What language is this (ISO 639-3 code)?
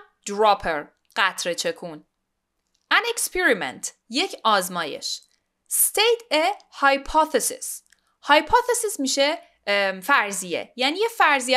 fas